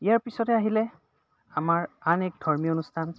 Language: Assamese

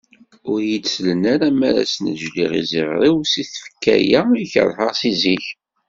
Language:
Kabyle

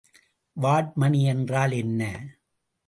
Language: Tamil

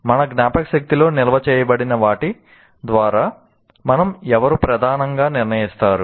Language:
Telugu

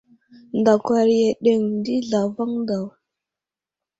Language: Wuzlam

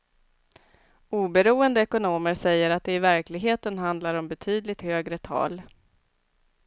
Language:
Swedish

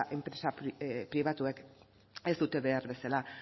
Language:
Basque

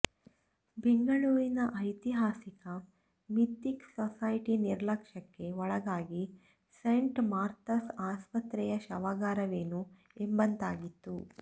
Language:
Kannada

